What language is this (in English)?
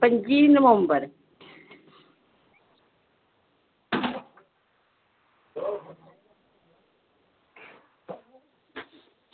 Dogri